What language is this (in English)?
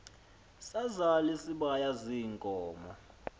Xhosa